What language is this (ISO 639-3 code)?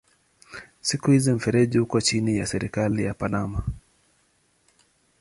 swa